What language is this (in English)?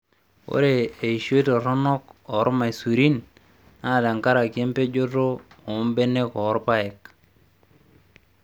Masai